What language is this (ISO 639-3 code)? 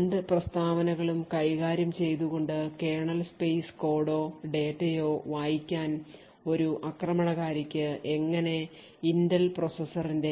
mal